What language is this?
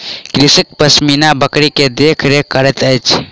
Maithili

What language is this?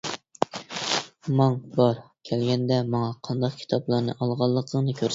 Uyghur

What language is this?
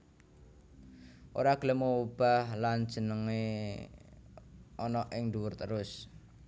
Javanese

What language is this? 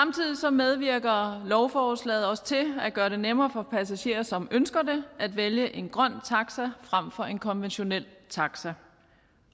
Danish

